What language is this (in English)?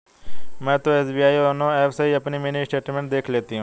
Hindi